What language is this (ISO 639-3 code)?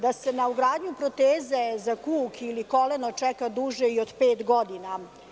srp